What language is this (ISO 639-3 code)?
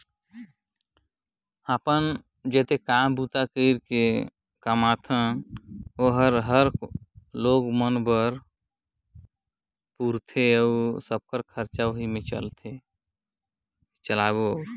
hne